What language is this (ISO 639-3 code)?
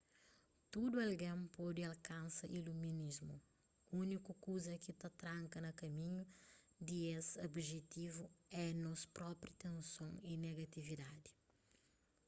kea